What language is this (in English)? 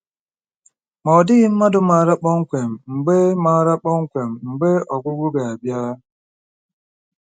Igbo